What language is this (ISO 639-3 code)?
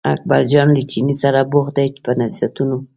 pus